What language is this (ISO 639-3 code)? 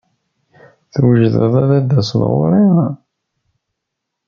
kab